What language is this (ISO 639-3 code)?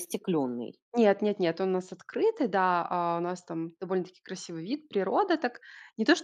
rus